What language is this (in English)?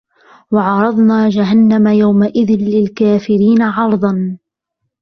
Arabic